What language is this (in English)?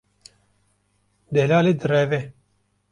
Kurdish